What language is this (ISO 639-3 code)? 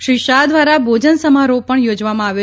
guj